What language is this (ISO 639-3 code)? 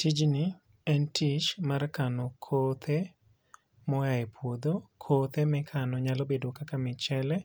luo